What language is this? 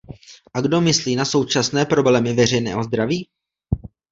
Czech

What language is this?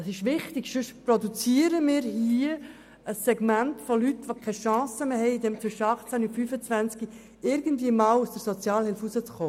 Swiss German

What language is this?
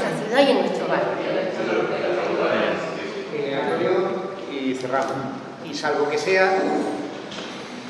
Spanish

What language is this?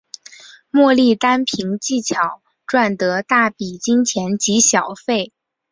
Chinese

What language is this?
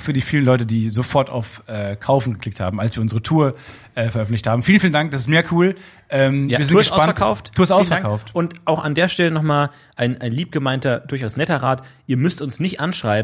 German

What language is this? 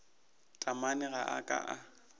Northern Sotho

